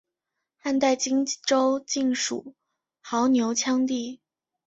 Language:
Chinese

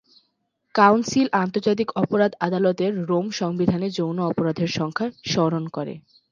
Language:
Bangla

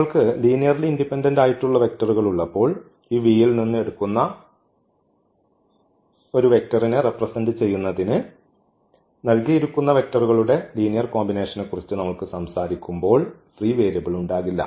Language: Malayalam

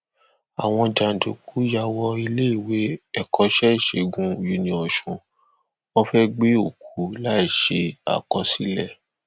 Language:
Yoruba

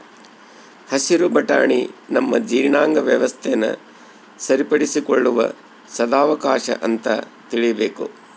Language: Kannada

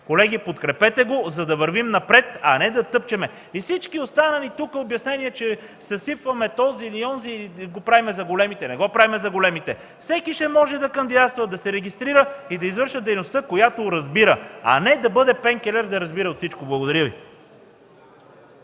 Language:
Bulgarian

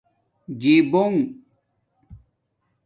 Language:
Domaaki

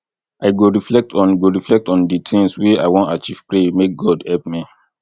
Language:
Nigerian Pidgin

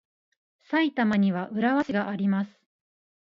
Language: Japanese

